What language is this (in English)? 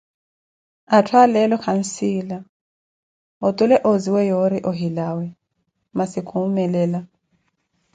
Koti